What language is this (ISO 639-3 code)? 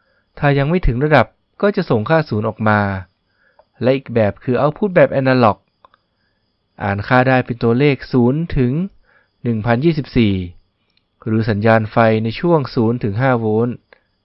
tha